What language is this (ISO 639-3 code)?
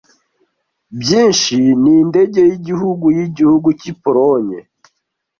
kin